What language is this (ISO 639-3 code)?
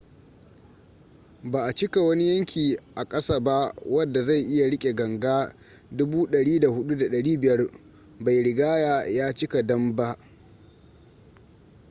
hau